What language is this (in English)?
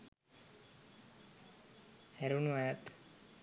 Sinhala